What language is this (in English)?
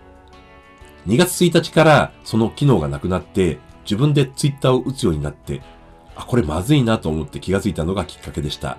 Japanese